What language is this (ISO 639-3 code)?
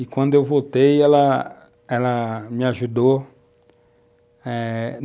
por